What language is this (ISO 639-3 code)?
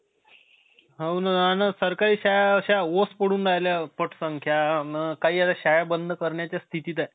mar